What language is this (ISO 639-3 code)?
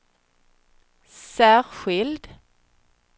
swe